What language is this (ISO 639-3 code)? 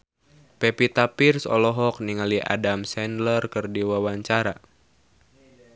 sun